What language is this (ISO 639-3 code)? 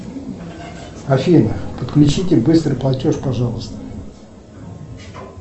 rus